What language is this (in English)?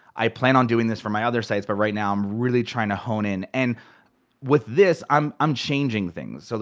English